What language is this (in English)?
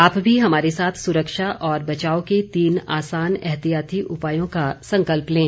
Hindi